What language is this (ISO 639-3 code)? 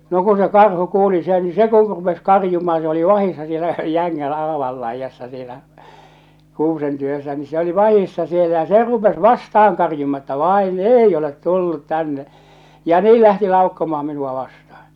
fin